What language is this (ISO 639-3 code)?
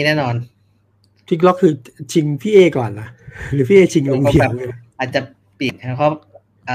tha